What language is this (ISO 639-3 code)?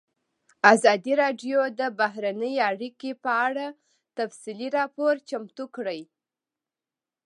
pus